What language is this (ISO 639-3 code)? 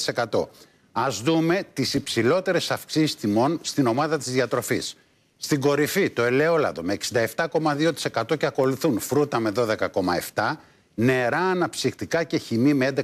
ell